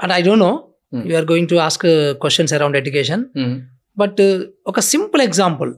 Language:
Telugu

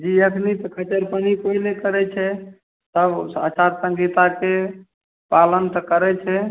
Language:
Maithili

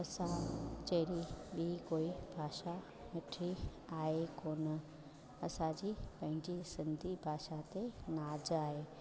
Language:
Sindhi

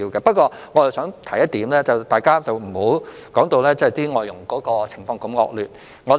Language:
Cantonese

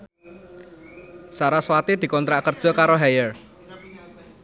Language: Javanese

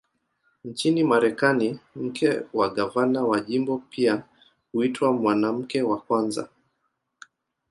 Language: Swahili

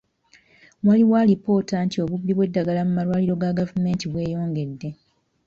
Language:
Ganda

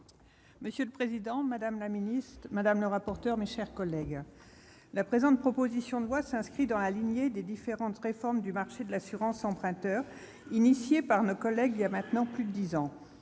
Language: French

